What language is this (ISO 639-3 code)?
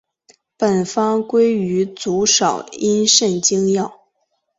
zho